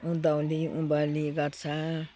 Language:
Nepali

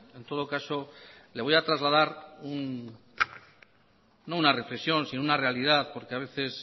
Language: Spanish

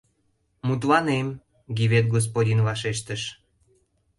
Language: Mari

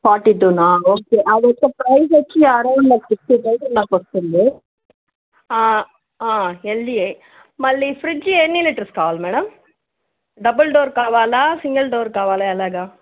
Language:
Telugu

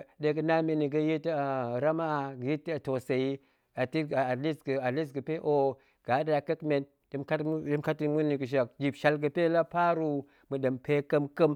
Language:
Goemai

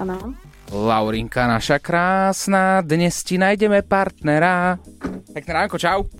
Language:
Slovak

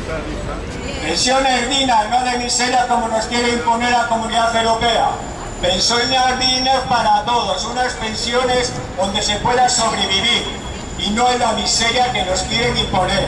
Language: Spanish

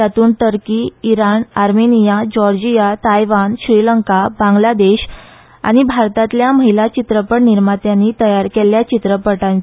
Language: Konkani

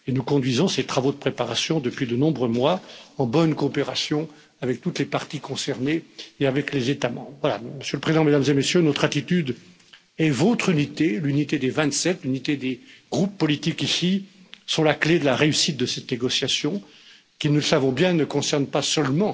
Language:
French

